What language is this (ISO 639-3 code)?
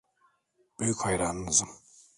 tur